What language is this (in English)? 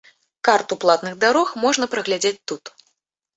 Belarusian